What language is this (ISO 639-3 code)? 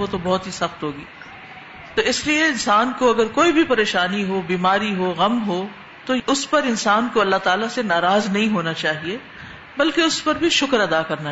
urd